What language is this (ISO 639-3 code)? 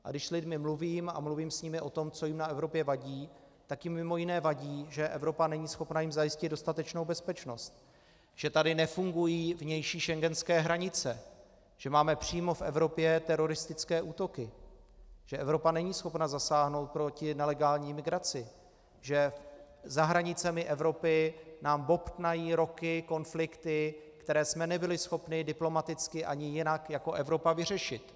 ces